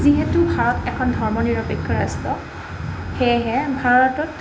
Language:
Assamese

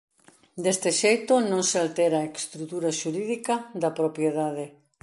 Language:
Galician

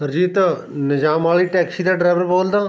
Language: Punjabi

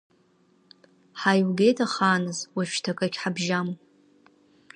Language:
Abkhazian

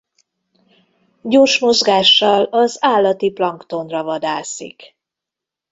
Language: Hungarian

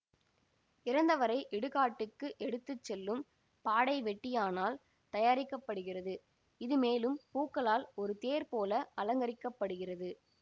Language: Tamil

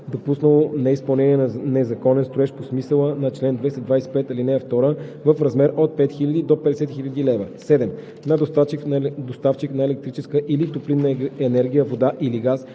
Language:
Bulgarian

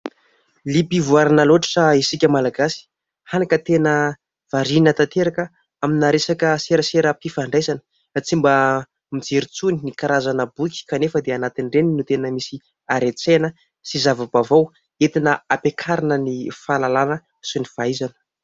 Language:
Malagasy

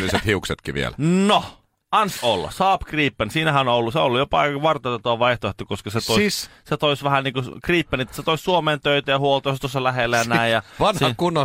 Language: Finnish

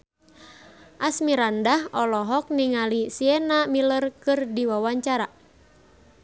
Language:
Sundanese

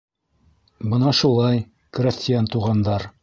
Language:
Bashkir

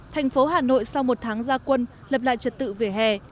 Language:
Vietnamese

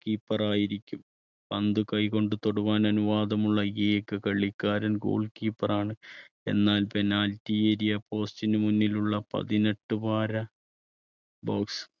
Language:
Malayalam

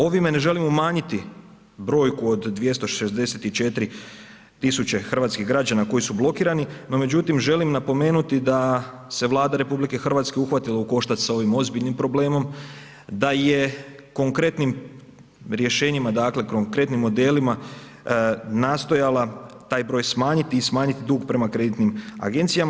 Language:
Croatian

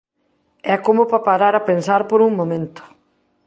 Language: Galician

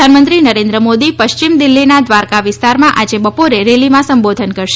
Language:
Gujarati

